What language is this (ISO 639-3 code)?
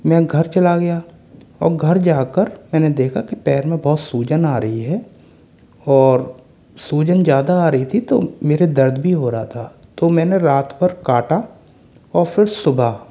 hin